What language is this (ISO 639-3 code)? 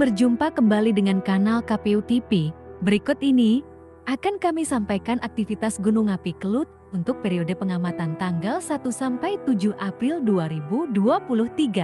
ind